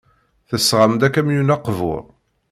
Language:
Kabyle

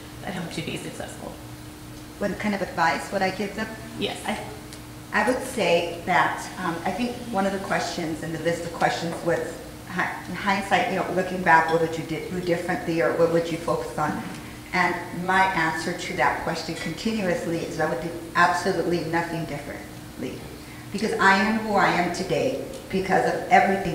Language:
English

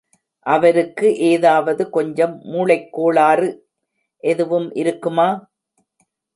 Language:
Tamil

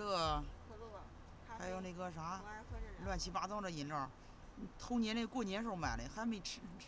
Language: Chinese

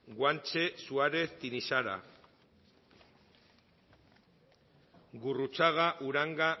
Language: Basque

